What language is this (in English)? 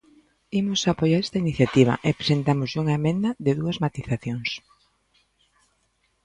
Galician